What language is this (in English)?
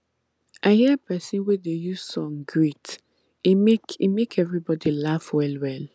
Nigerian Pidgin